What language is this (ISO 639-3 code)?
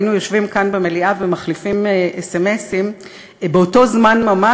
heb